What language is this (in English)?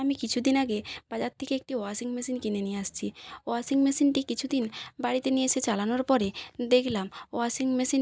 Bangla